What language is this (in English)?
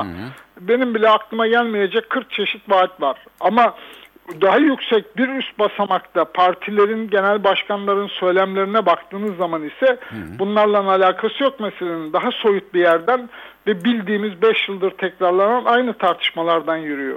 Turkish